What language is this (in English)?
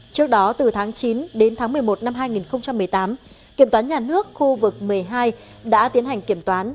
Vietnamese